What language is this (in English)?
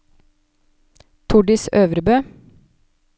Norwegian